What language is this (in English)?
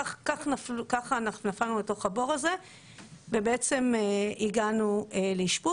Hebrew